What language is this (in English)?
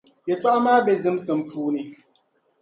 Dagbani